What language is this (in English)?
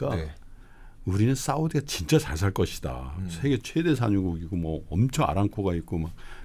Korean